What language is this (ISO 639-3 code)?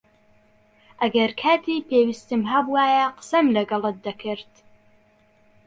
ckb